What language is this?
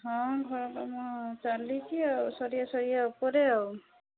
Odia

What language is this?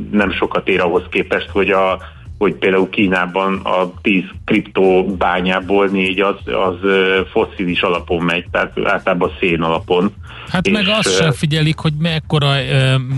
Hungarian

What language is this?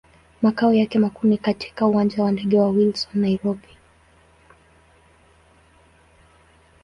Swahili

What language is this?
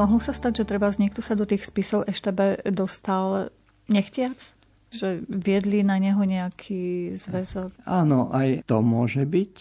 Slovak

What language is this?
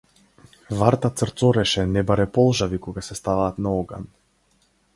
Macedonian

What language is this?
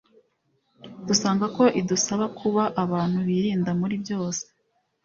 Kinyarwanda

